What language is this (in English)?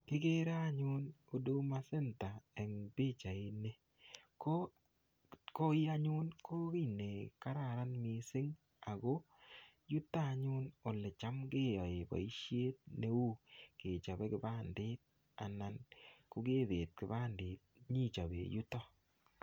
Kalenjin